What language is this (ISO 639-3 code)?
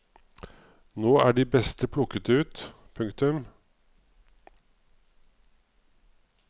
nor